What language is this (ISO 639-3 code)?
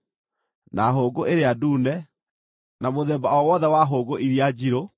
kik